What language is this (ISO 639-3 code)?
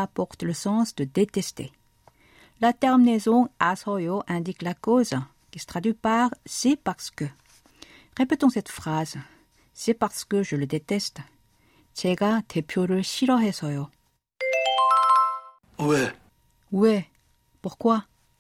fra